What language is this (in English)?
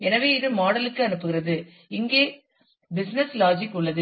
Tamil